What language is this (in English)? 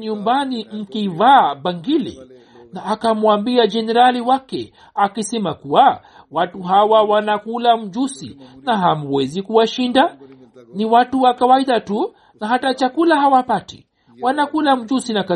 Swahili